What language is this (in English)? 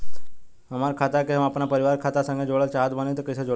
Bhojpuri